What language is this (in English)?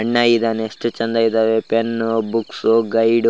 Kannada